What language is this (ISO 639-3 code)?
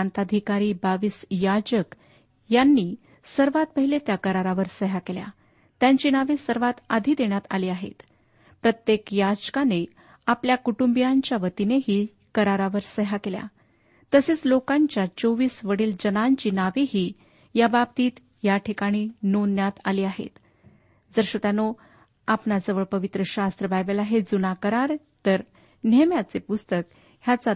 mar